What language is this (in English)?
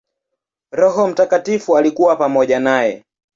Swahili